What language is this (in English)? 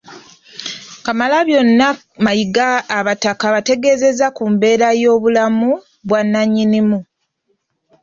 Ganda